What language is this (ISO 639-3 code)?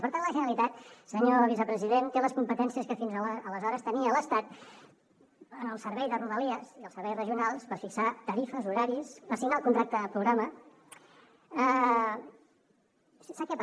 cat